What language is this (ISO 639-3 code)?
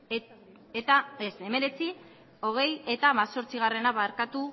eus